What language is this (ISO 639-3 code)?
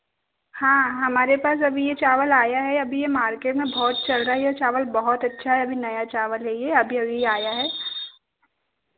hin